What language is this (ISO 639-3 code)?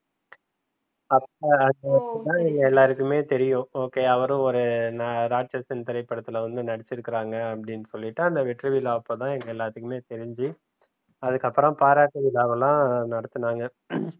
tam